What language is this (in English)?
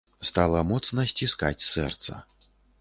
Belarusian